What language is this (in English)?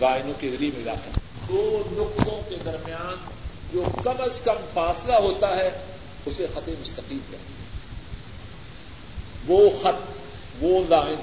Urdu